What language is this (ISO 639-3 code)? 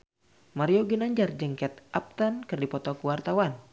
sun